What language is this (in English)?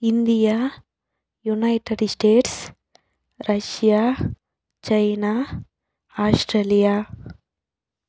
Telugu